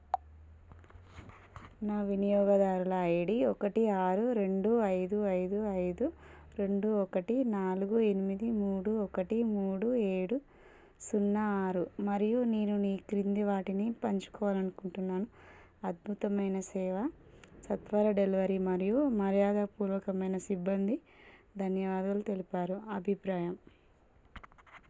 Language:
Telugu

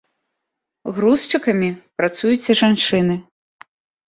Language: Belarusian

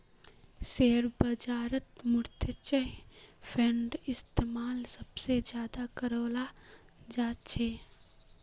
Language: Magahi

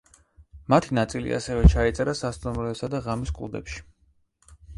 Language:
Georgian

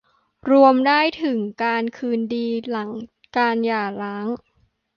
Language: Thai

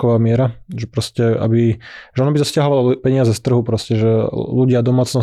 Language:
Slovak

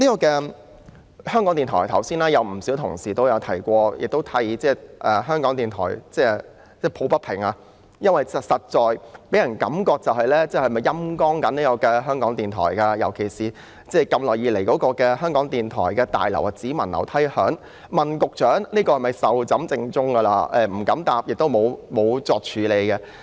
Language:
Cantonese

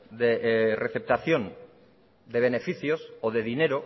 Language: Spanish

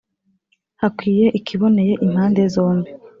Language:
Kinyarwanda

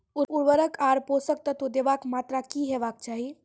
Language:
Maithili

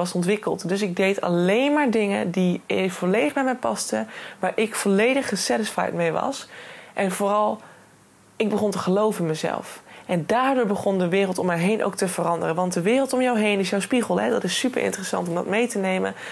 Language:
Dutch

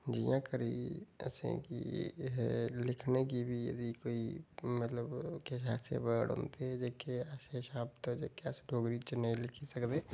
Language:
Dogri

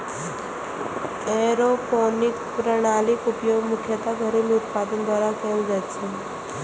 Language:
Maithili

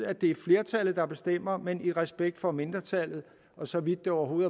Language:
Danish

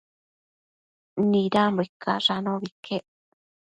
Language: Matsés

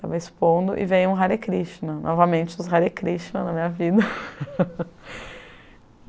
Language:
Portuguese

